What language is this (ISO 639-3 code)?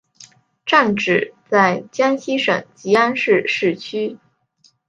zho